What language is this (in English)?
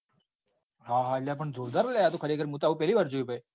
Gujarati